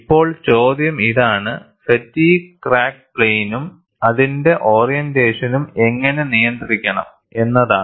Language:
Malayalam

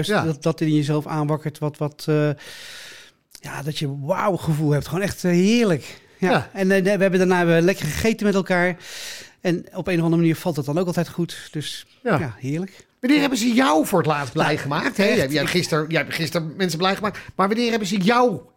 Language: Dutch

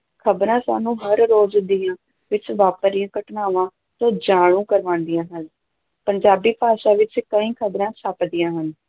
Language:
Punjabi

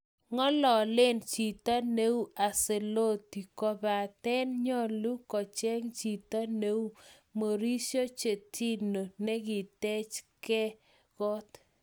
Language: Kalenjin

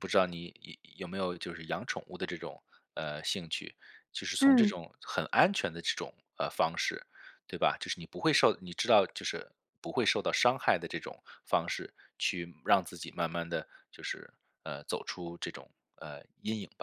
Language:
Chinese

